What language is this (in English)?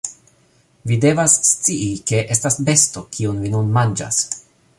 Esperanto